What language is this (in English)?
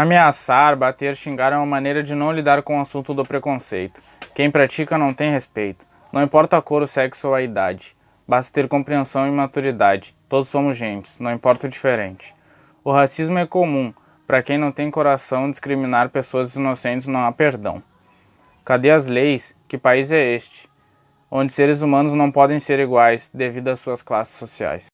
Portuguese